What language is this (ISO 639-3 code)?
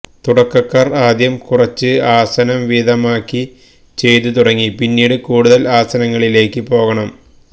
mal